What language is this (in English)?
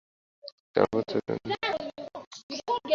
Bangla